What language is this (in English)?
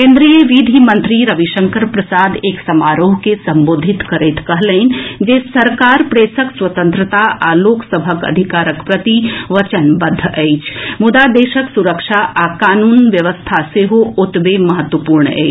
Maithili